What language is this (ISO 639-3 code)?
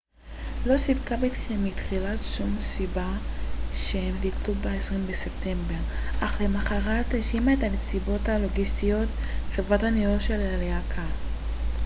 heb